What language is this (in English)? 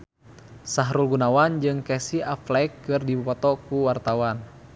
Sundanese